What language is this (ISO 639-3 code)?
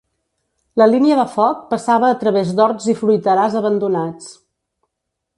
cat